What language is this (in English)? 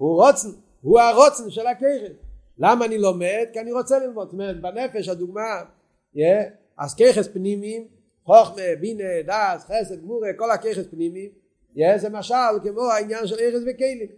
Hebrew